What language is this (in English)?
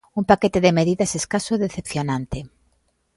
Galician